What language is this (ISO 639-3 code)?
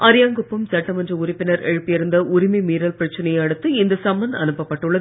tam